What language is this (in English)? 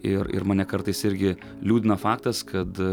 Lithuanian